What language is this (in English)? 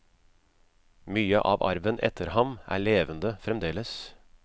Norwegian